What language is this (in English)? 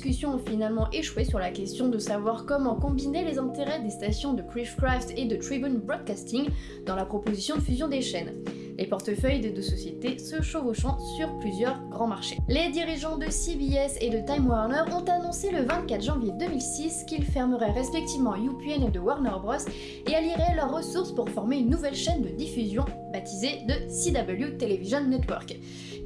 French